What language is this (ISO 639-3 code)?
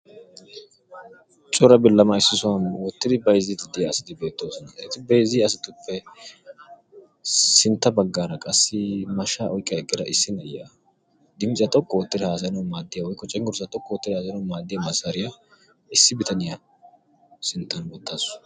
wal